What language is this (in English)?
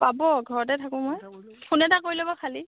Assamese